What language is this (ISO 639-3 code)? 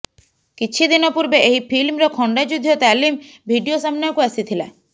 ori